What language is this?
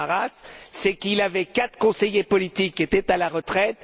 French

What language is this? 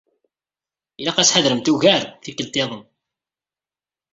Kabyle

